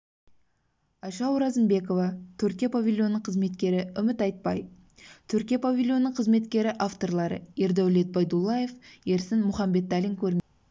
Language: Kazakh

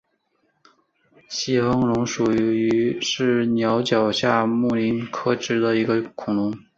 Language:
Chinese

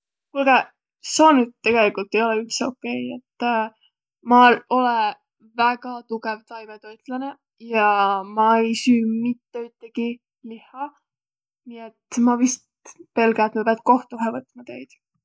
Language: Võro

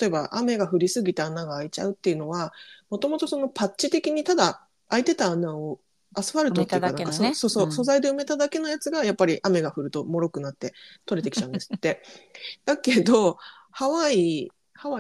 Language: Japanese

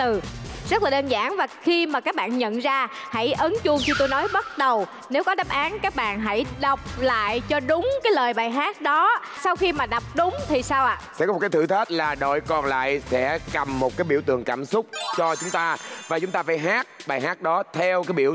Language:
Vietnamese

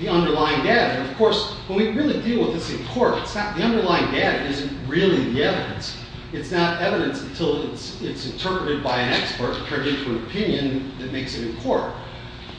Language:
English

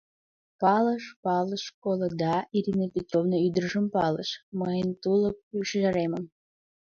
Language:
Mari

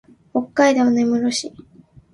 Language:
Japanese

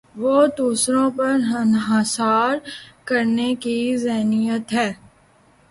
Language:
Urdu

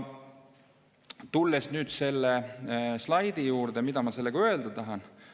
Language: Estonian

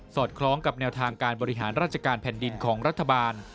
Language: Thai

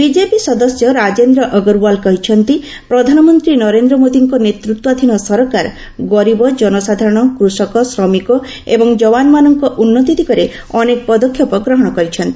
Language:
Odia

